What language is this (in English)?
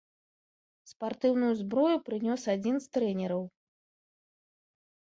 Belarusian